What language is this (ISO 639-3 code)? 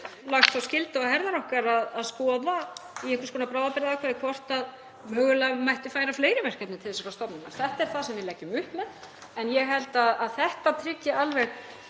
isl